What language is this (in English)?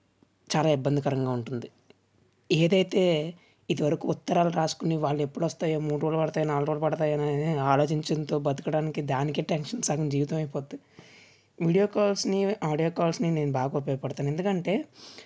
Telugu